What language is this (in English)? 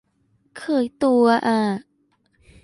Thai